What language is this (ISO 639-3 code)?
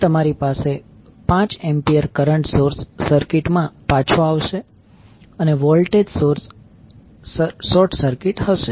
guj